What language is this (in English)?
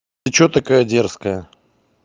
Russian